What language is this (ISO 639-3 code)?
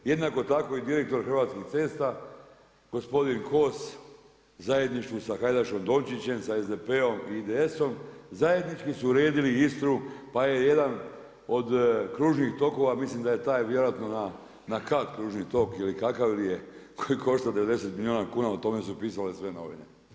hrv